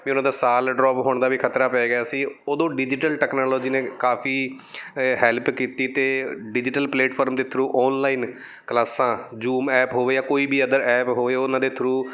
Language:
Punjabi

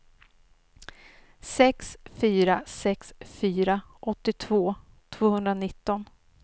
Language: Swedish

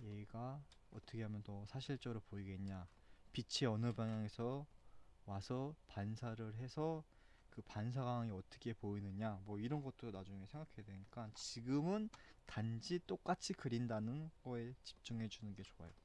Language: Korean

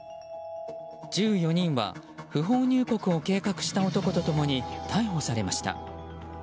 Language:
Japanese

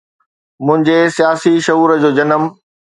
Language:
Sindhi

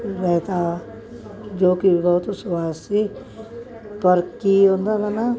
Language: Punjabi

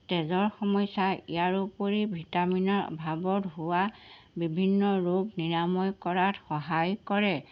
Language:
Assamese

